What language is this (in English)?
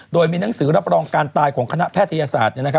Thai